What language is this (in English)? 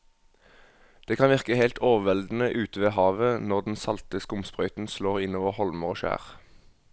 Norwegian